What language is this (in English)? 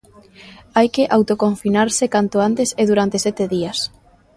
Galician